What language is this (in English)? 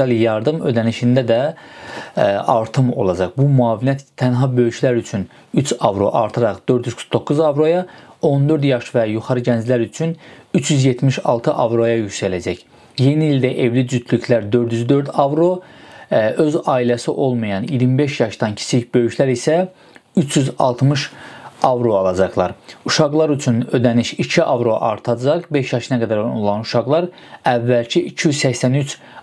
Turkish